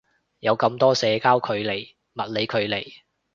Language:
Cantonese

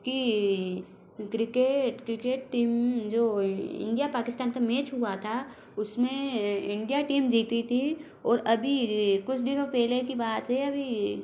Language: Hindi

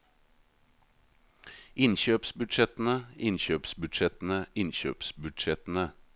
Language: Norwegian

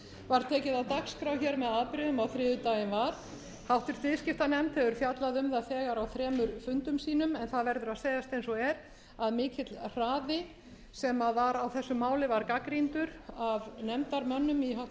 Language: Icelandic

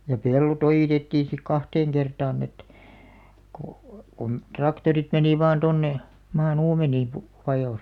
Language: Finnish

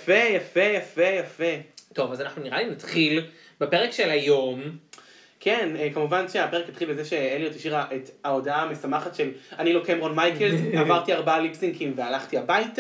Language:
Hebrew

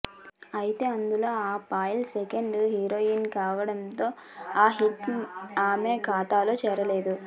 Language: Telugu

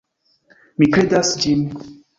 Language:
Esperanto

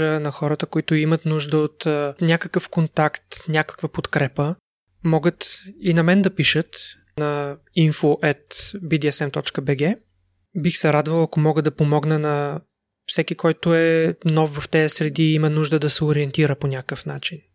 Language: Bulgarian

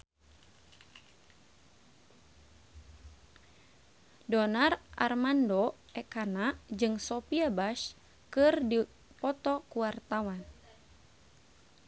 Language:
Sundanese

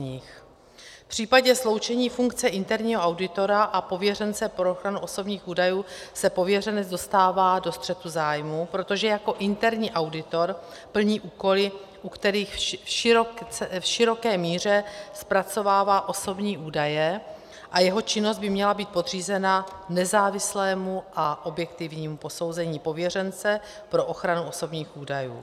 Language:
Czech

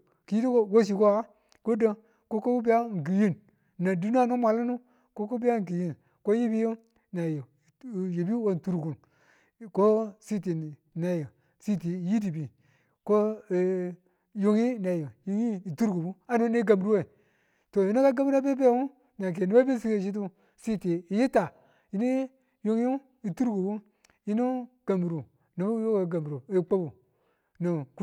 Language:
Tula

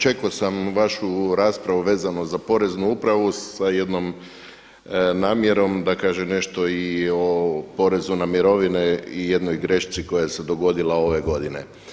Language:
Croatian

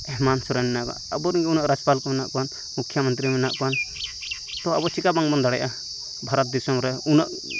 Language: Santali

